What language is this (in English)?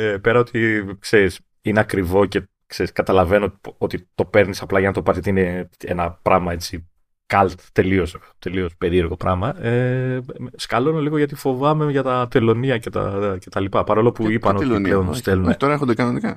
Greek